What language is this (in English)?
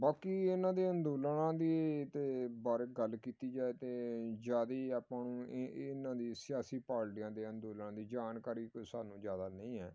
Punjabi